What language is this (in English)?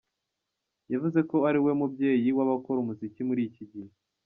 Kinyarwanda